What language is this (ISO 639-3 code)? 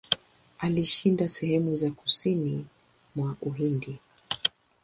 swa